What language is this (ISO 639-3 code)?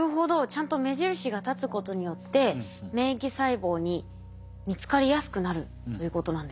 jpn